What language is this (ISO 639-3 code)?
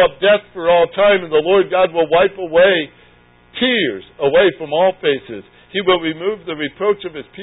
eng